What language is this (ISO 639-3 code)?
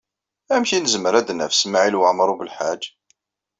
kab